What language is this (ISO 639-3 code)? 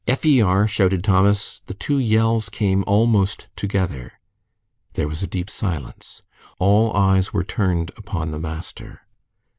eng